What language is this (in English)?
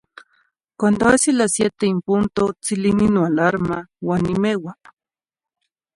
Zacatlán-Ahuacatlán-Tepetzintla Nahuatl